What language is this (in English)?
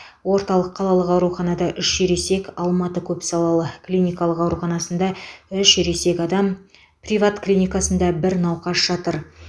Kazakh